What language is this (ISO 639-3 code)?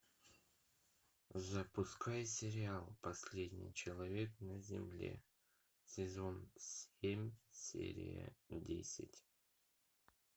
rus